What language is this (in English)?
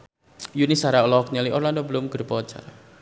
Sundanese